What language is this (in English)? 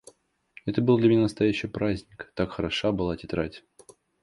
Russian